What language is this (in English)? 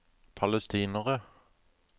Norwegian